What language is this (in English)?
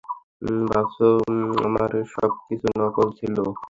Bangla